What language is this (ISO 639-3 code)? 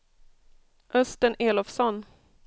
swe